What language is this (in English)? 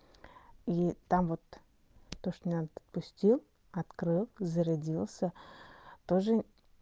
Russian